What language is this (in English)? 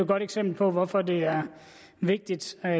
Danish